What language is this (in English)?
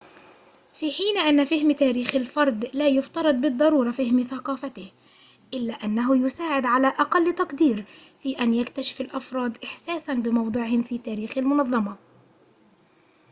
Arabic